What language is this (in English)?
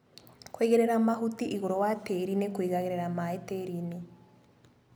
Kikuyu